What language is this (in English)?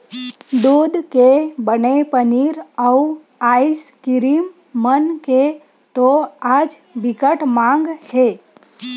Chhattisgarhi